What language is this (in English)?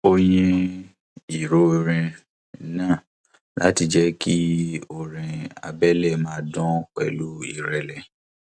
Yoruba